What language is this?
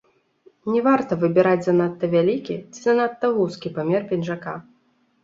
Belarusian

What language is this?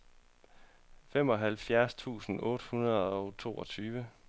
Danish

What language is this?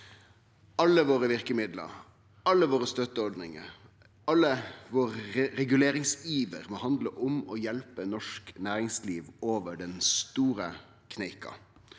Norwegian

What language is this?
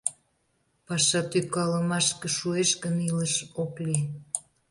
Mari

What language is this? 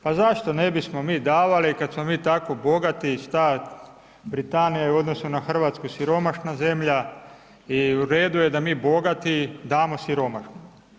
Croatian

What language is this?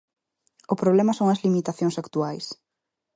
Galician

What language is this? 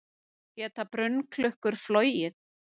Icelandic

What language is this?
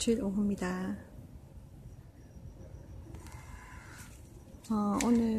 Korean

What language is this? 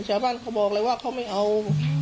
Thai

